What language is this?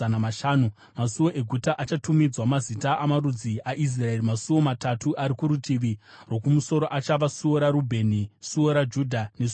Shona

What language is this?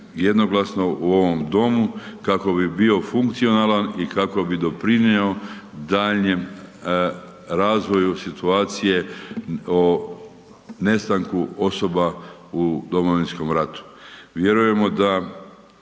Croatian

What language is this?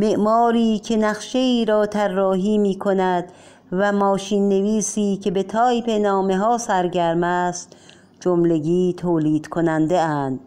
Persian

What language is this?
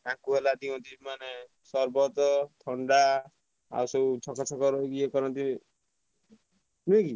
Odia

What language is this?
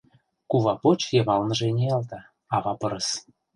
Mari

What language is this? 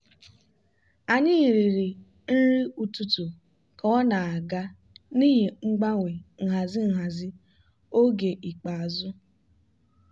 Igbo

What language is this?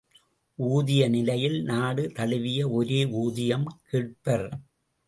Tamil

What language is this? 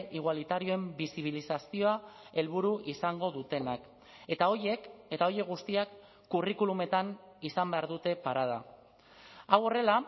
Basque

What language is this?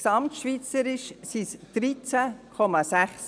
Swiss German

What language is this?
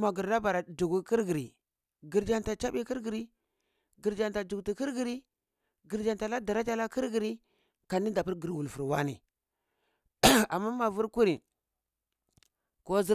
Cibak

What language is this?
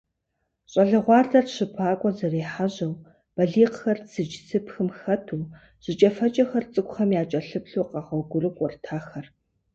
Kabardian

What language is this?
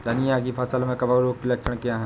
Hindi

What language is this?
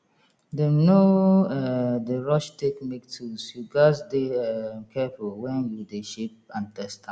Nigerian Pidgin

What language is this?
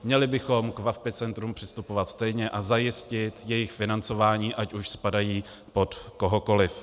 Czech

